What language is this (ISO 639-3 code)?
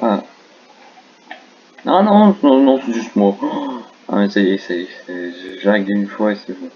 fra